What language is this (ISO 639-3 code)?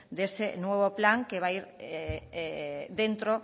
spa